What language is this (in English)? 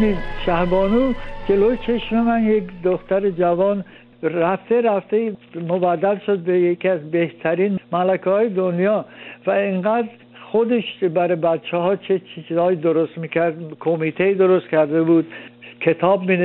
Persian